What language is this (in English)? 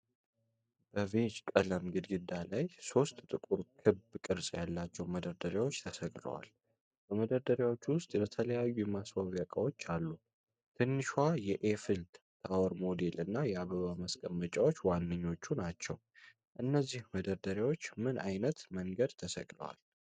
Amharic